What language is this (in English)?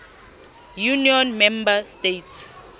Southern Sotho